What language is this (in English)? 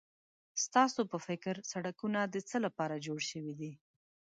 Pashto